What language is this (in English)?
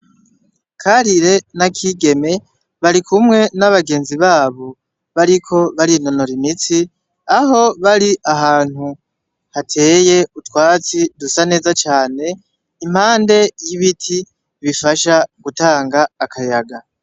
Rundi